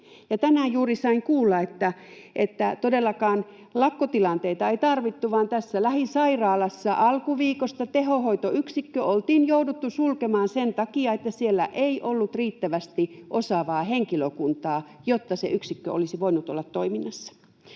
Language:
Finnish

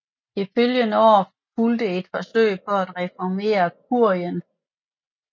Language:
Danish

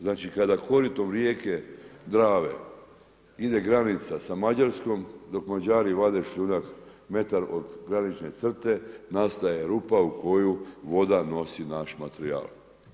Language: Croatian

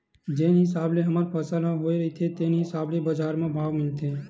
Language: Chhattisgarhi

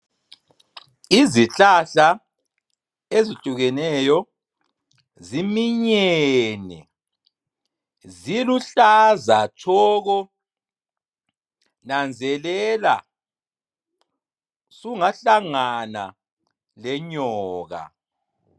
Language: North Ndebele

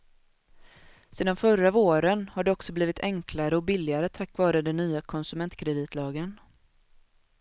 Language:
Swedish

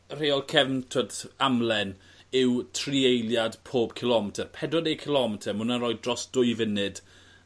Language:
Welsh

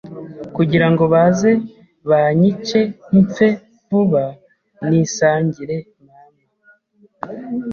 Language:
Kinyarwanda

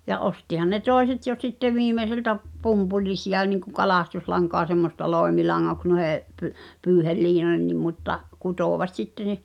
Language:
Finnish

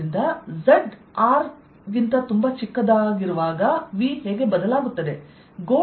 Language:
Kannada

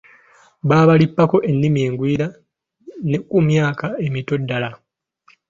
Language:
Ganda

